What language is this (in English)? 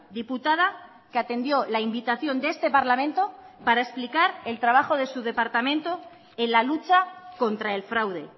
Spanish